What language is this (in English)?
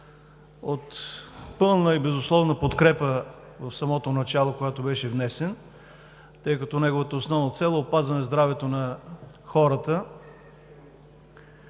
Bulgarian